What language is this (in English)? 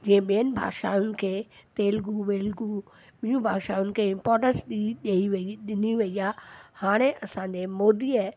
Sindhi